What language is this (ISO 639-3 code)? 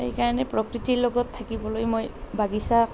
asm